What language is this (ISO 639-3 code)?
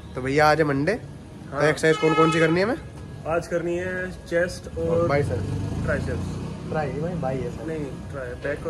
hin